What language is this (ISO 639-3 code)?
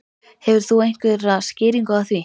isl